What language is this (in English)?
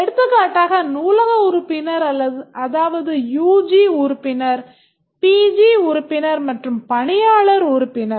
Tamil